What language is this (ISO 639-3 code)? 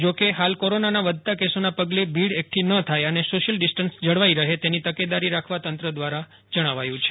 guj